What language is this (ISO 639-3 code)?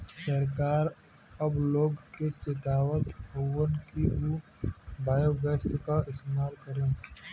bho